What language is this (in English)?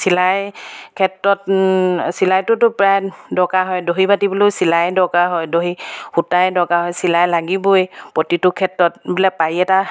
Assamese